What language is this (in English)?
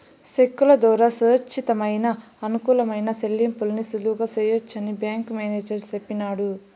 Telugu